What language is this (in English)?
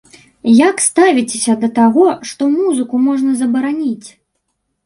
Belarusian